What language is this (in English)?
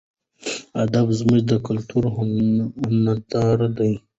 Pashto